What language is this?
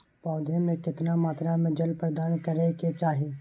Maithili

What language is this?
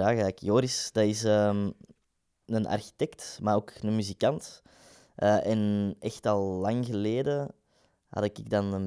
Dutch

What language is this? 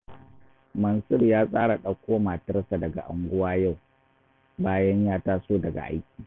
Hausa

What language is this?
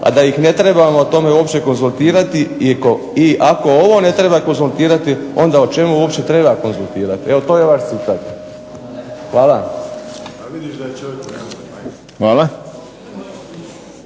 Croatian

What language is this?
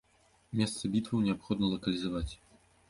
Belarusian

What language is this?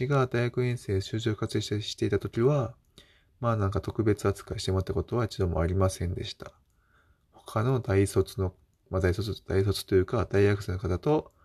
Japanese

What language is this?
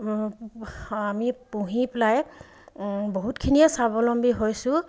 Assamese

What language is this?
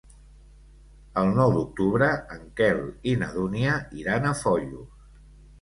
Catalan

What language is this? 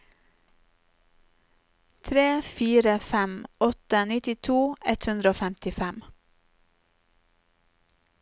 Norwegian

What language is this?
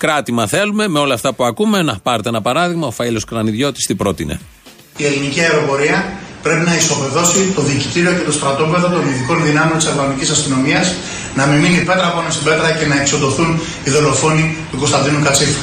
Greek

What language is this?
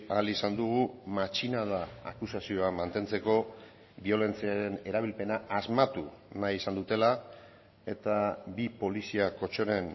Basque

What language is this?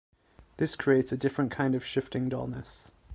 English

